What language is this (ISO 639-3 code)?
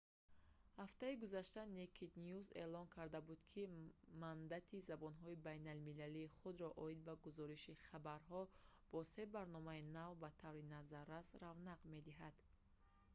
tgk